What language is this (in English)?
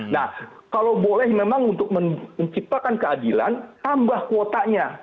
Indonesian